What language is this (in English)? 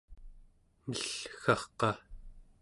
Central Yupik